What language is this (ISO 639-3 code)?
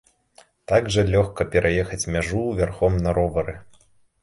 bel